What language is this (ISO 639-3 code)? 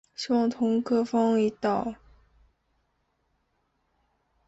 zho